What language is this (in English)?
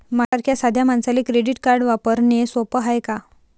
Marathi